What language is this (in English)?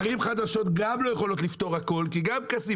Hebrew